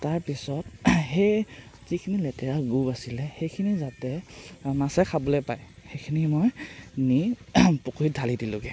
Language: Assamese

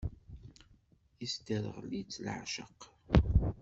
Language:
Kabyle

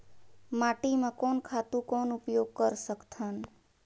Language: Chhattisgarhi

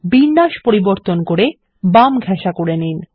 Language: Bangla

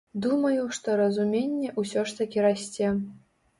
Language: Belarusian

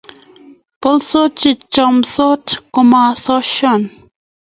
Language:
Kalenjin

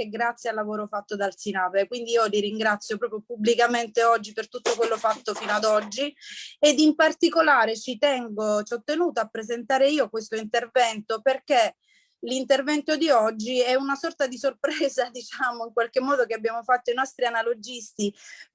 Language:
Italian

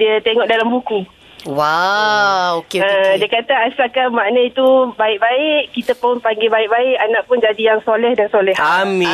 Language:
Malay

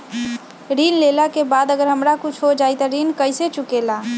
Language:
Magahi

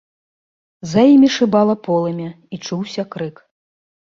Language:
Belarusian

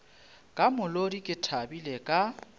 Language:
Northern Sotho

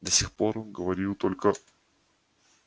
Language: Russian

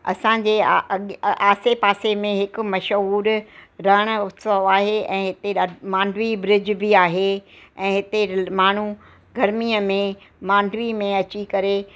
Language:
Sindhi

